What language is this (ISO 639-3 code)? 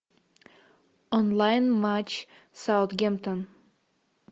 rus